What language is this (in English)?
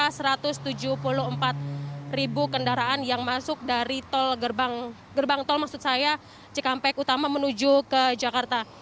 Indonesian